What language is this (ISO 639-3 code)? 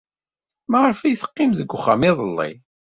kab